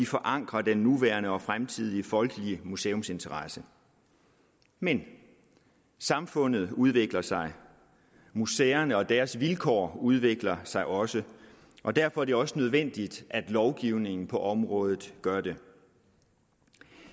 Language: Danish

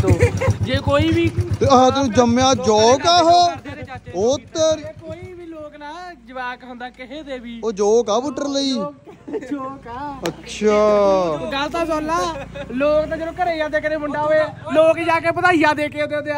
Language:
Punjabi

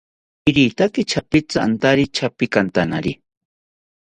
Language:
South Ucayali Ashéninka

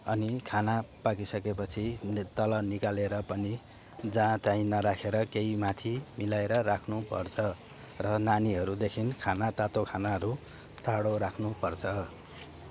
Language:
Nepali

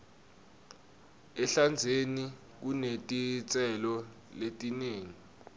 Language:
Swati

